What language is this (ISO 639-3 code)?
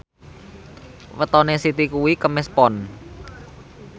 jav